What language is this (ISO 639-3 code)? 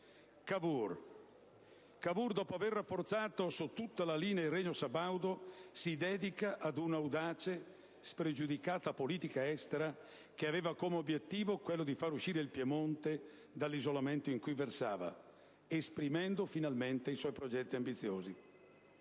ita